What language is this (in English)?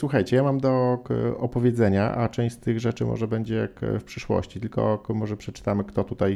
Polish